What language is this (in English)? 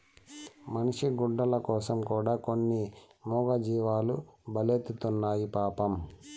Telugu